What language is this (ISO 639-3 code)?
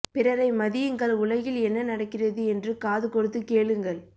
tam